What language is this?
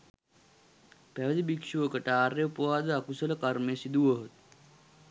Sinhala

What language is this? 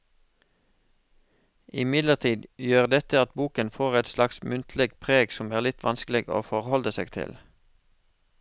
Norwegian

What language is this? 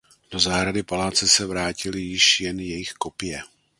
Czech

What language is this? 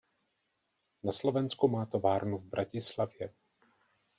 Czech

